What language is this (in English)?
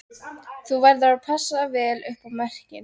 Icelandic